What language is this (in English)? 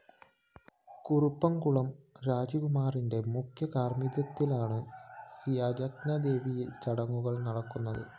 Malayalam